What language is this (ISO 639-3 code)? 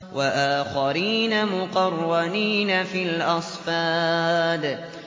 ara